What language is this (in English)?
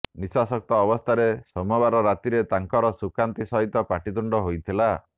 Odia